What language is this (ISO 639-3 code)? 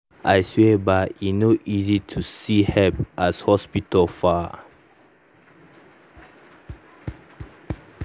pcm